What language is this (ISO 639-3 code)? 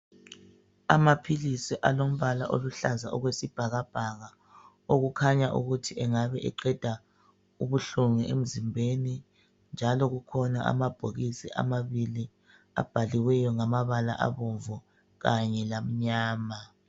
nde